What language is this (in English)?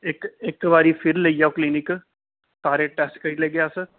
Dogri